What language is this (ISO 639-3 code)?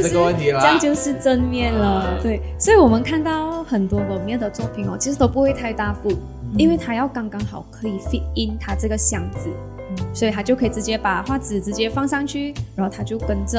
zho